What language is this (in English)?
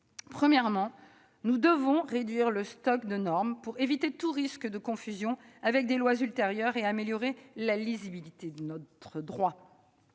French